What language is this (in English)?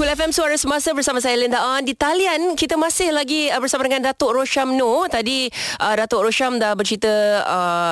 Malay